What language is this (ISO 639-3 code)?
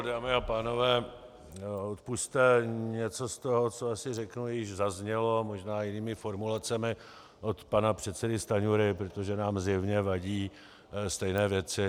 ces